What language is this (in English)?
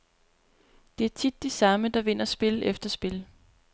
Danish